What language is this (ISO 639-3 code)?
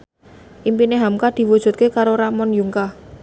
jav